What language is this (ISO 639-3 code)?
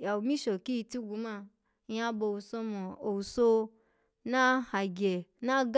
ala